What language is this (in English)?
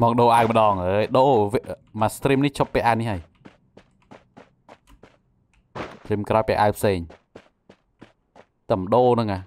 Thai